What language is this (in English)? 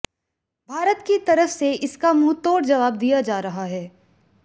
Hindi